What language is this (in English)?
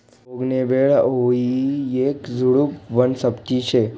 Marathi